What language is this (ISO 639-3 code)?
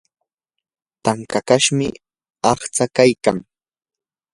qur